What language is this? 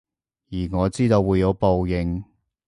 Cantonese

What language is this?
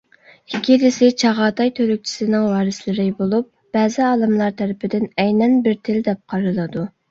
Uyghur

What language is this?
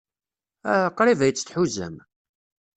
Kabyle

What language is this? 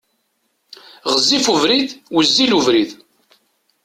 Kabyle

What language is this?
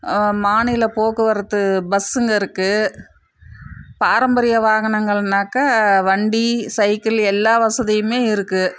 Tamil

